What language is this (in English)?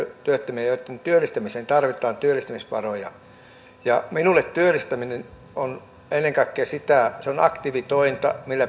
Finnish